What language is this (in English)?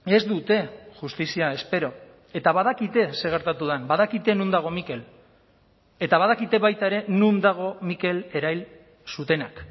Basque